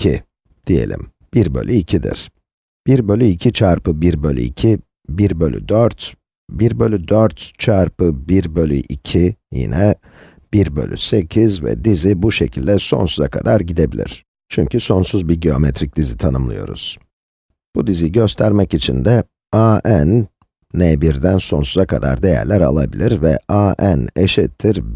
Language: Turkish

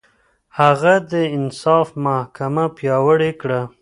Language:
Pashto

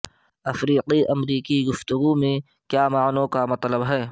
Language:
Urdu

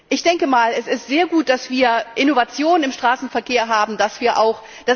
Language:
German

